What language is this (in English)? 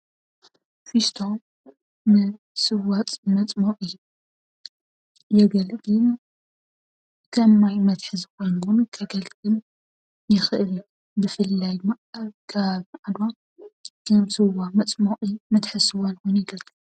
Tigrinya